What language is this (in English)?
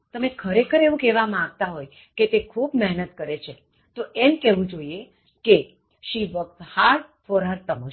Gujarati